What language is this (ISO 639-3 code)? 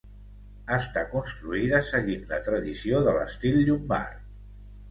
cat